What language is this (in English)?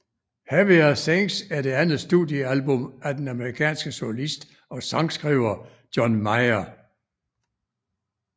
Danish